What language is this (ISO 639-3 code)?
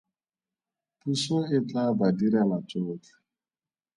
tsn